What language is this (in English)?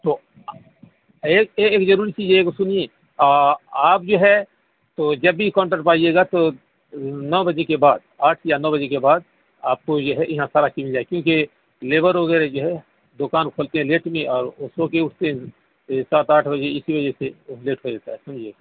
Urdu